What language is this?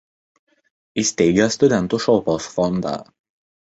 Lithuanian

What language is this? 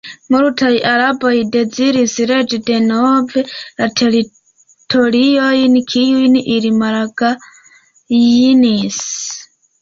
Esperanto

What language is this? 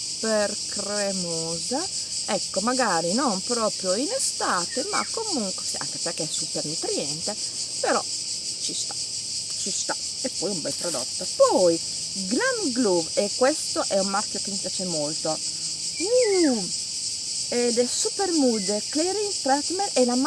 Italian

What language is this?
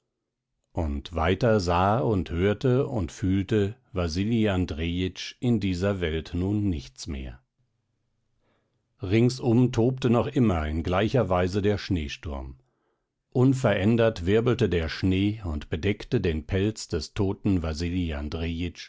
German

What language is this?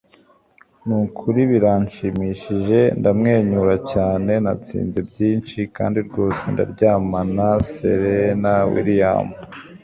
Kinyarwanda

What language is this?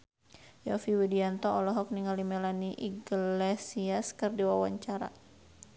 Sundanese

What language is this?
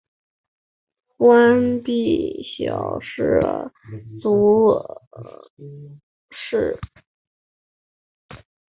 Chinese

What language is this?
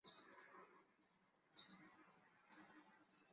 Chinese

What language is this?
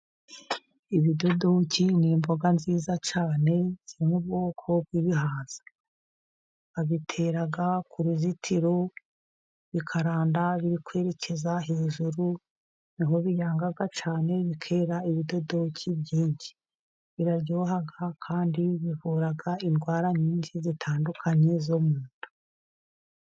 Kinyarwanda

